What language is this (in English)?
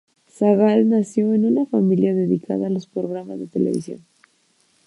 Spanish